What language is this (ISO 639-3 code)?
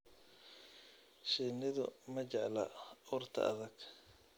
som